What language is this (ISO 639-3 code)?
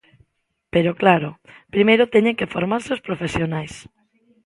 glg